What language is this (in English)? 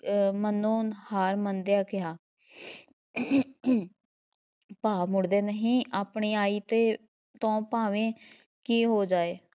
Punjabi